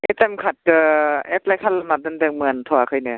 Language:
Bodo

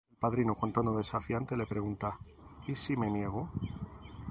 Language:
Spanish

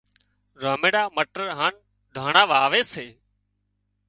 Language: Wadiyara Koli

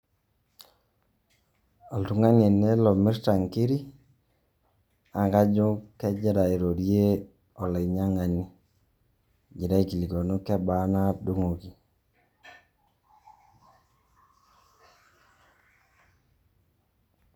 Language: Masai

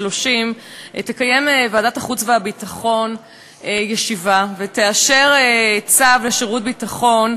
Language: Hebrew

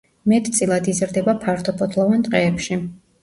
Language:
Georgian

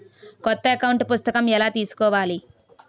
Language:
Telugu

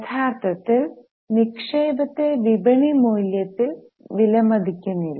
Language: Malayalam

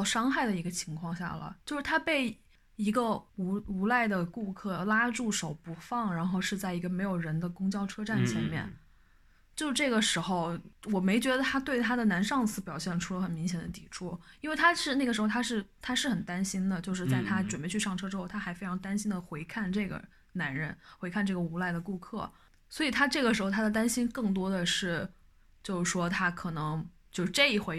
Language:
Chinese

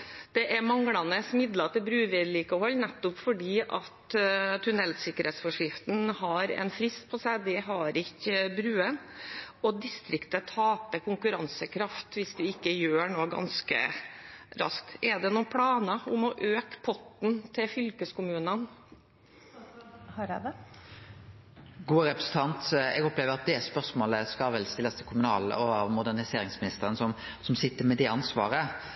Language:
Norwegian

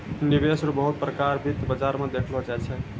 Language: Maithili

